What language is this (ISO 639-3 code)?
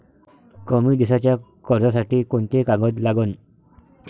mar